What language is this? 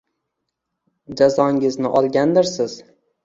Uzbek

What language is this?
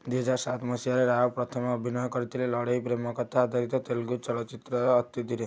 Odia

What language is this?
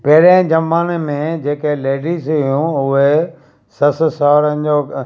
Sindhi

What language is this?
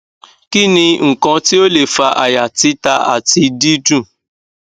Yoruba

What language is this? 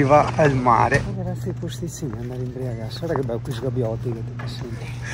Italian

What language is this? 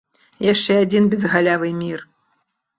Belarusian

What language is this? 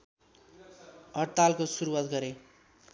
Nepali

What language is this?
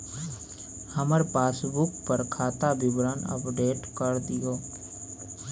Maithili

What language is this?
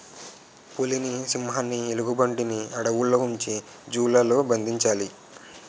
Telugu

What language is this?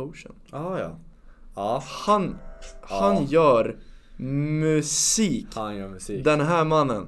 Swedish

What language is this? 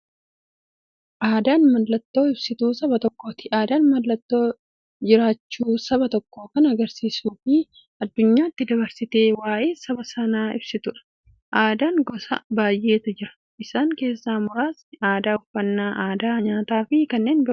Oromo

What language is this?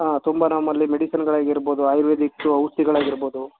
Kannada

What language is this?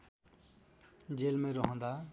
Nepali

